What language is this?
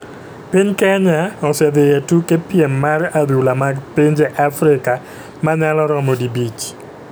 Luo (Kenya and Tanzania)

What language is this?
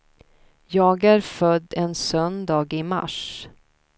Swedish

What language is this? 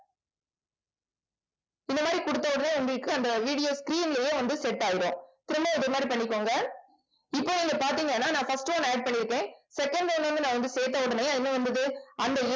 Tamil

